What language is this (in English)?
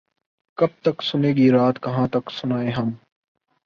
Urdu